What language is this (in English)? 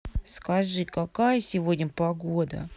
Russian